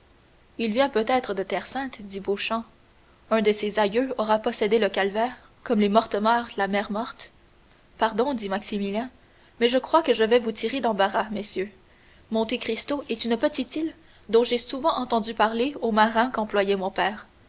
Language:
French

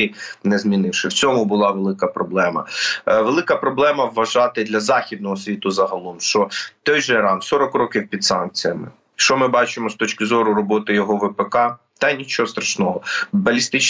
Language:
Ukrainian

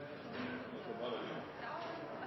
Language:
Norwegian Nynorsk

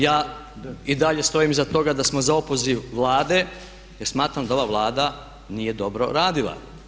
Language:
Croatian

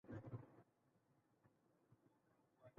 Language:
Spanish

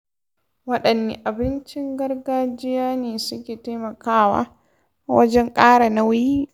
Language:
Hausa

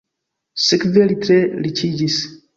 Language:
Esperanto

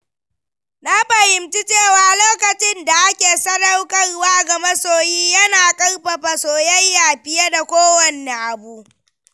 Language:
Hausa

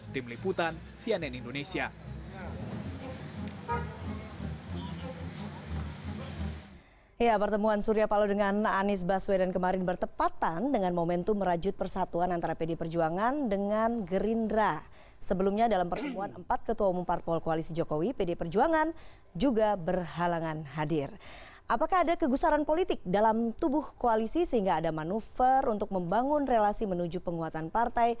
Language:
Indonesian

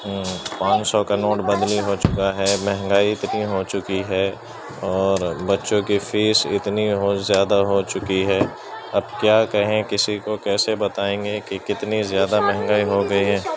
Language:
Urdu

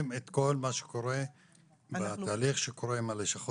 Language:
Hebrew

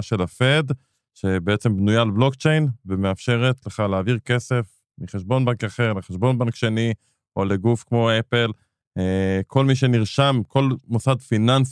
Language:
Hebrew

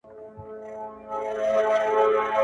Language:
Pashto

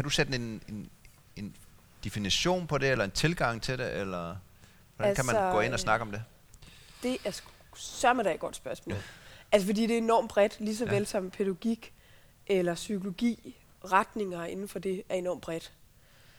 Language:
Danish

